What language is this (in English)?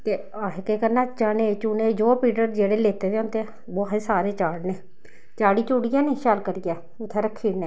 Dogri